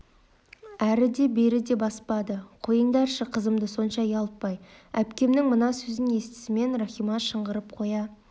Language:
Kazakh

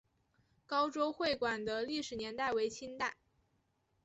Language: Chinese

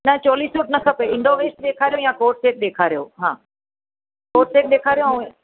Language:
Sindhi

